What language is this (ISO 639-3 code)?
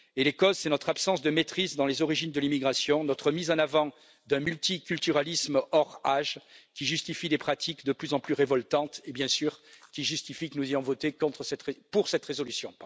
fra